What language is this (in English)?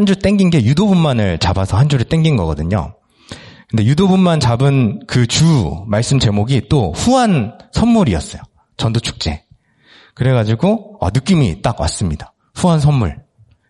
Korean